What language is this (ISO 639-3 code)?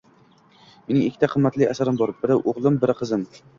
uzb